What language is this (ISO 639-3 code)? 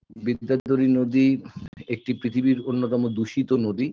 ben